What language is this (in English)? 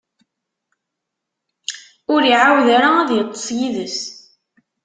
Kabyle